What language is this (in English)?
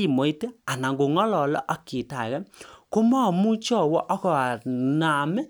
Kalenjin